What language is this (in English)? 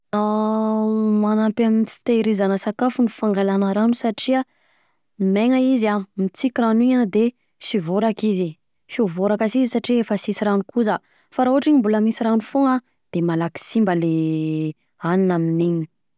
Southern Betsimisaraka Malagasy